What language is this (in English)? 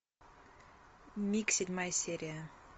Russian